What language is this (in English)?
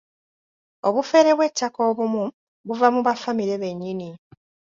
Ganda